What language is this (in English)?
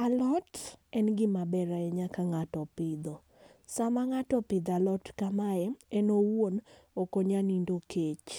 Luo (Kenya and Tanzania)